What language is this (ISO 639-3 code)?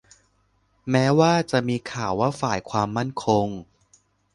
tha